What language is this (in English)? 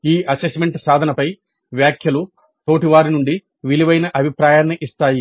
Telugu